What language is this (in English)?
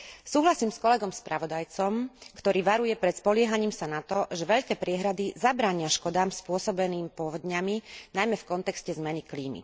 Slovak